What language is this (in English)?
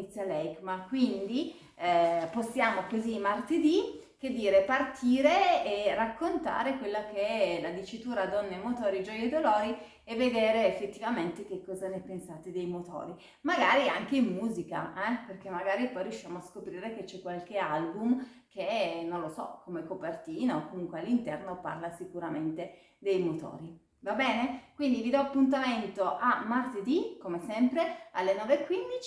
Italian